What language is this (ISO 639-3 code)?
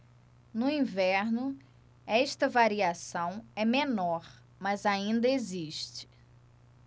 por